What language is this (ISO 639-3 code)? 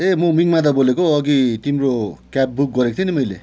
nep